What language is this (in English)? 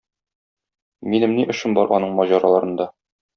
Tatar